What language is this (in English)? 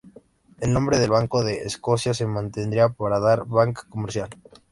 Spanish